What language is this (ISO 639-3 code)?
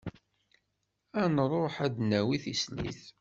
kab